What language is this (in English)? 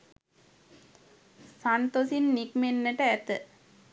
Sinhala